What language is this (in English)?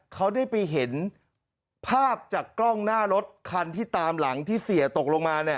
Thai